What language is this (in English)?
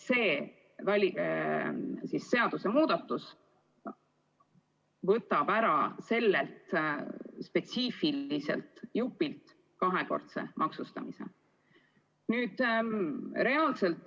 Estonian